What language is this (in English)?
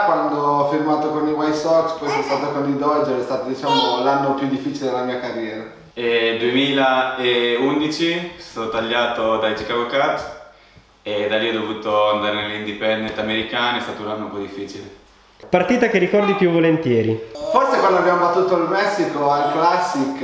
Italian